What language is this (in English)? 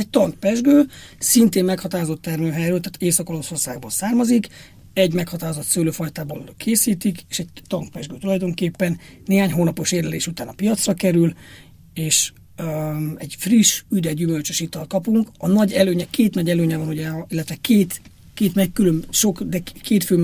Hungarian